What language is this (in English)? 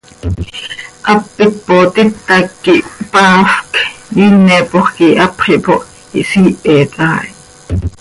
Seri